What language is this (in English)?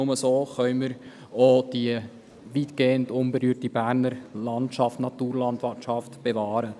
Swiss German